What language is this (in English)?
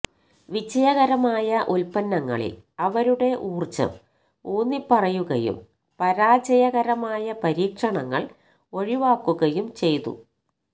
Malayalam